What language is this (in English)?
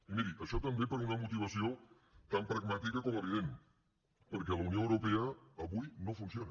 Catalan